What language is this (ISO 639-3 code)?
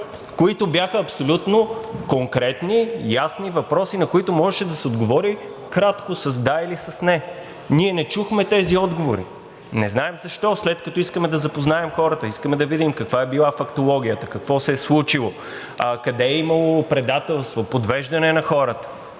bul